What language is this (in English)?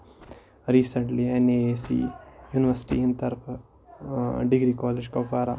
Kashmiri